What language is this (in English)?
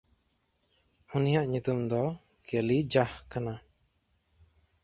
Santali